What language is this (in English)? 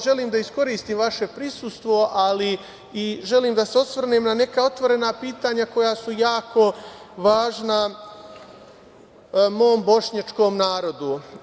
Serbian